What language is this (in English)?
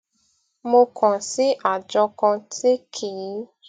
Yoruba